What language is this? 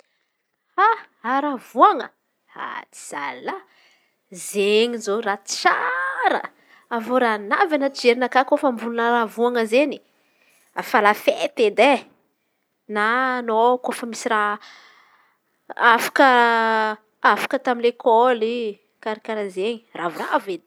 Antankarana Malagasy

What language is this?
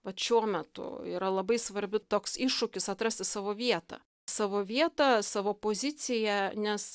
Lithuanian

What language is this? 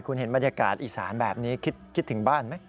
Thai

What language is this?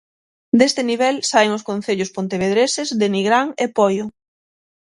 Galician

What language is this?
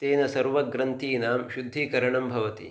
Sanskrit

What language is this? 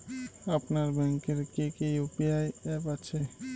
Bangla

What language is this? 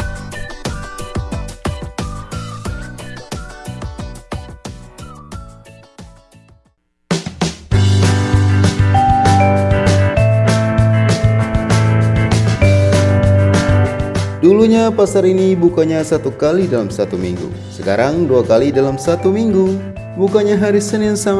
Indonesian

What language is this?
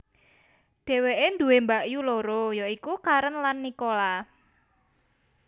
Javanese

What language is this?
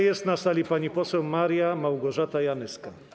Polish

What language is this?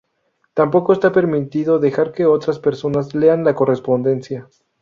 Spanish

